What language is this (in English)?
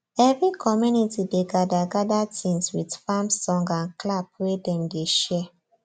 Nigerian Pidgin